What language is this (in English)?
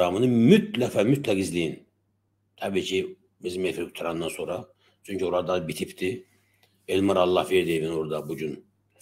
Turkish